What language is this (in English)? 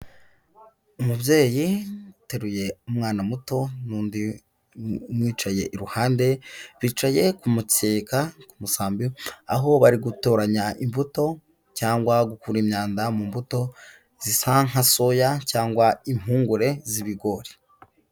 Kinyarwanda